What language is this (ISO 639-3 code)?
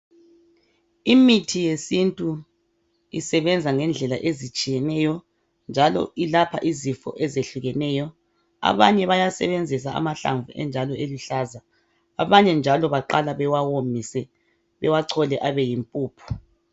nde